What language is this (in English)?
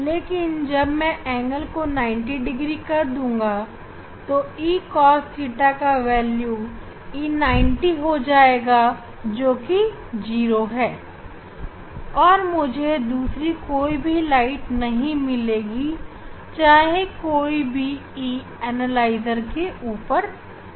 Hindi